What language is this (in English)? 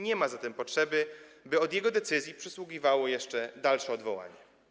Polish